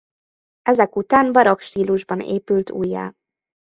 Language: Hungarian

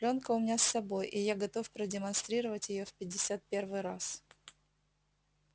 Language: Russian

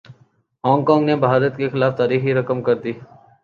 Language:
Urdu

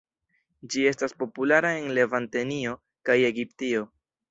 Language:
Esperanto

